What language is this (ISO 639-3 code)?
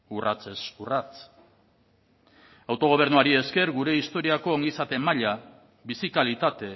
eus